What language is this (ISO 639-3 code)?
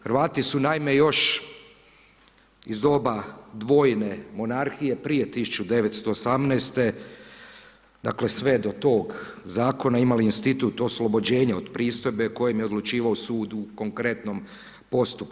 hrv